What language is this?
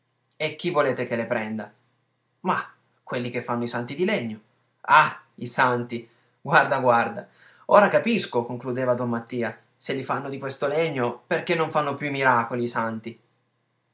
Italian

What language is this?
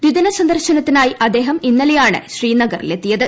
Malayalam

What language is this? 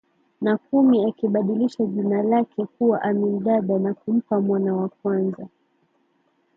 Swahili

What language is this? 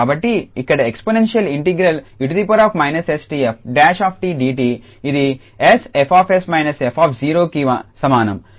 Telugu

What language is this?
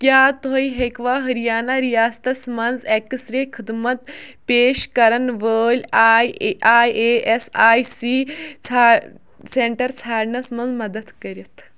Kashmiri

